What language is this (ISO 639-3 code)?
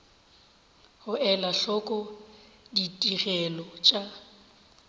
nso